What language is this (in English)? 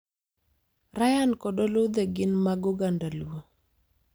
Luo (Kenya and Tanzania)